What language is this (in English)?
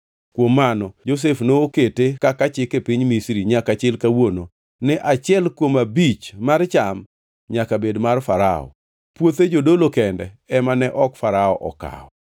Luo (Kenya and Tanzania)